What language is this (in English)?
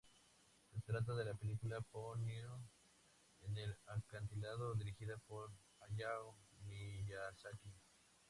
Spanish